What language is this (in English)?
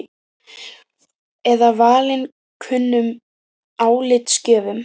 Icelandic